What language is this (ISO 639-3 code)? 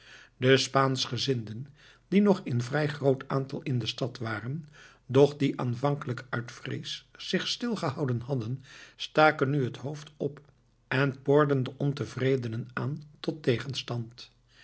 nld